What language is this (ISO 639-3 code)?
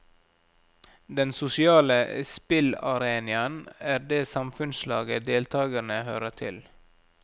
nor